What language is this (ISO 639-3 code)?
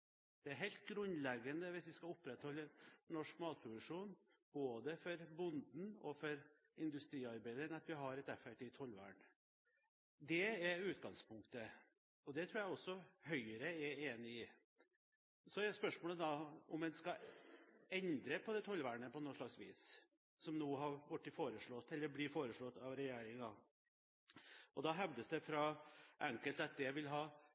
nob